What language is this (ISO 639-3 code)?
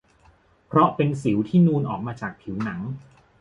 tha